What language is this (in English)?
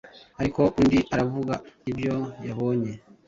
Kinyarwanda